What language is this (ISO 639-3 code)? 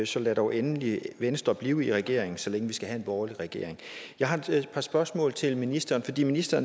dan